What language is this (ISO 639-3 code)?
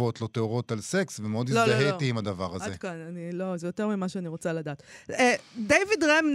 heb